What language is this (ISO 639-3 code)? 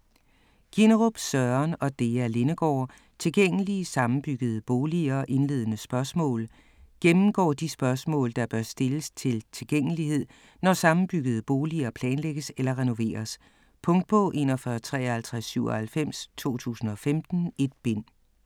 dan